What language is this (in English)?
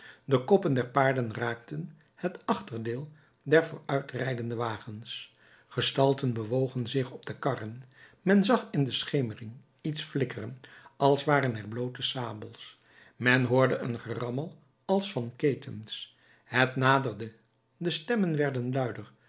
Dutch